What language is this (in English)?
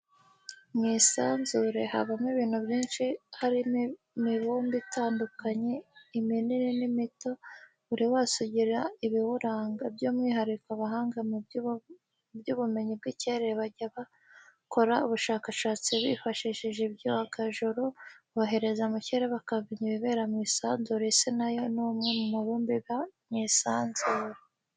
Kinyarwanda